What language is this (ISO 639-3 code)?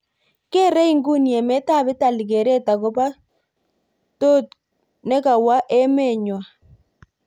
kln